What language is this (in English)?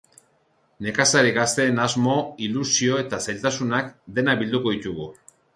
Basque